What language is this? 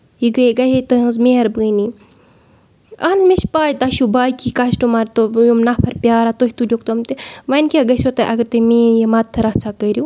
Kashmiri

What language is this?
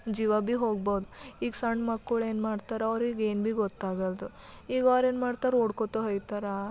Kannada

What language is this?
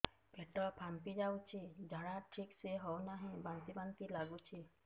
Odia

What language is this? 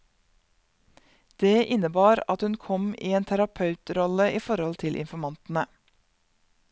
Norwegian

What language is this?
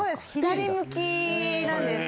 Japanese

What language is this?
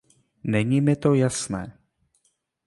Czech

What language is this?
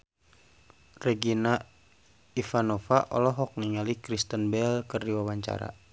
Sundanese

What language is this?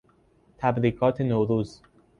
Persian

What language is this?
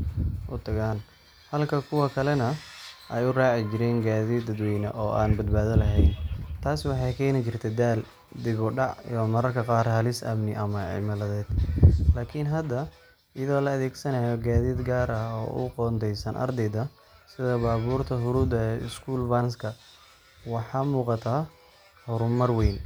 Somali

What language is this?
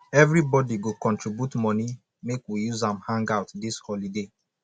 Nigerian Pidgin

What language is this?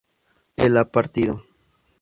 Spanish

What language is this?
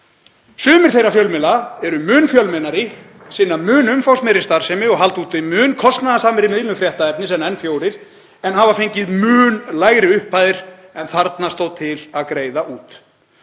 Icelandic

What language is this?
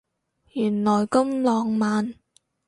Cantonese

